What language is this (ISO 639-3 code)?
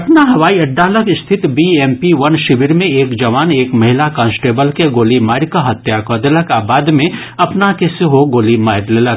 mai